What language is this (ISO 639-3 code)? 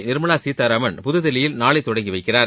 tam